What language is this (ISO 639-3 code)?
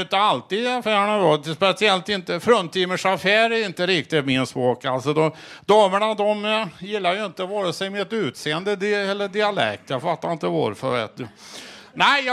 swe